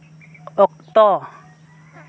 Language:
Santali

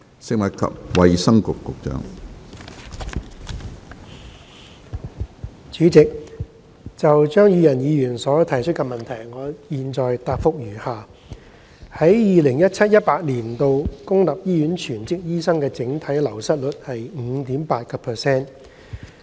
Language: Cantonese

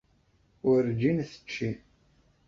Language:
Kabyle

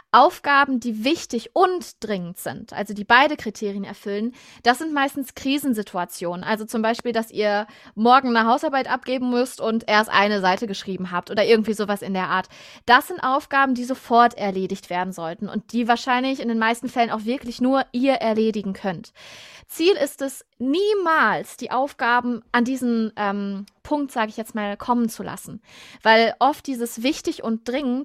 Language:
German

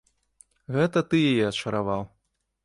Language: Belarusian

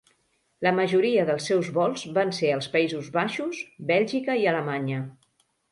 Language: Catalan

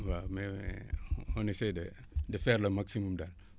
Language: Wolof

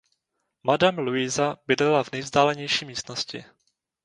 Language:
Czech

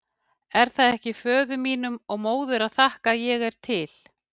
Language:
Icelandic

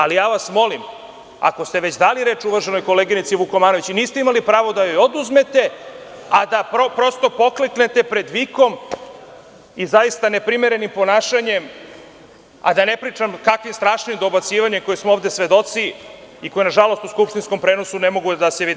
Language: Serbian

